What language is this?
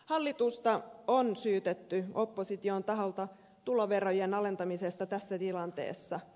Finnish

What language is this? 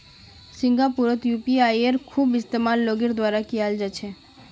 Magahi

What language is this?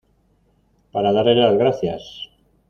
Spanish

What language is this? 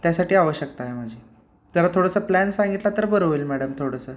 Marathi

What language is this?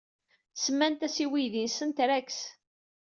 Kabyle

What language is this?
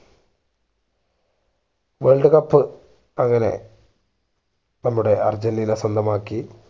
Malayalam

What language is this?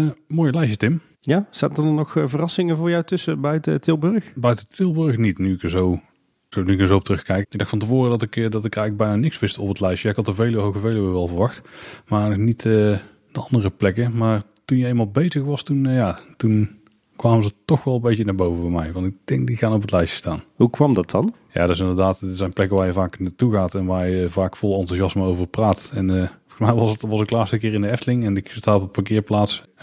Dutch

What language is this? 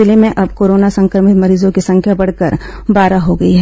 Hindi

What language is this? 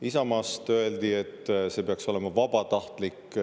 Estonian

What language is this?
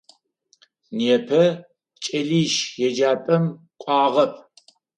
Adyghe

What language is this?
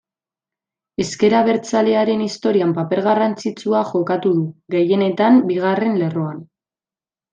Basque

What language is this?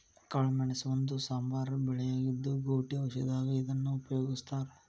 Kannada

